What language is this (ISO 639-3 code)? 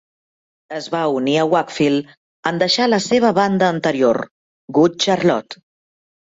cat